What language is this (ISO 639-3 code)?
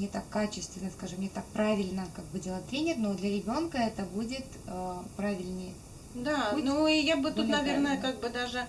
rus